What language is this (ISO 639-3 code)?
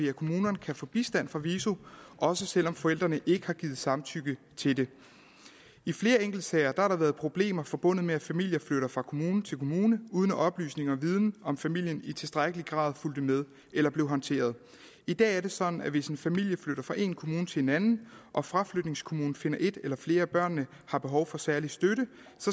dan